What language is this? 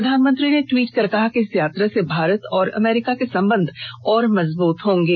Hindi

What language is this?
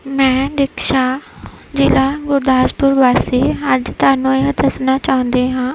Punjabi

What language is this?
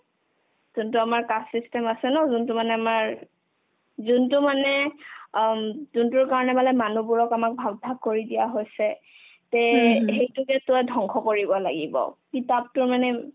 Assamese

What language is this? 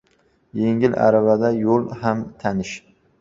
Uzbek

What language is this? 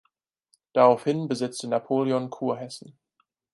German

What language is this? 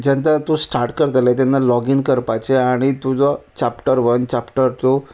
Konkani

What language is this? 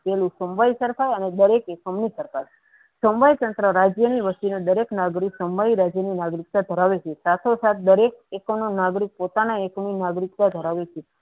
Gujarati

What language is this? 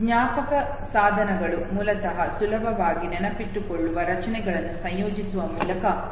Kannada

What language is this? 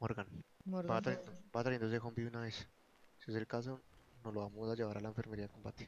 Spanish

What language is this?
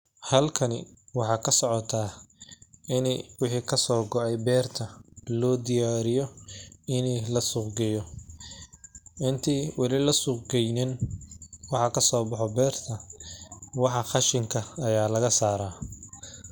Somali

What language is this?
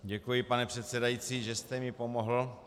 Czech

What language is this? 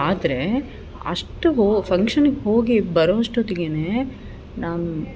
Kannada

